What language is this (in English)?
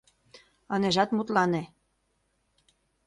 Mari